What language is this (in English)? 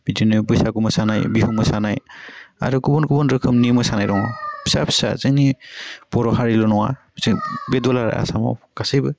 Bodo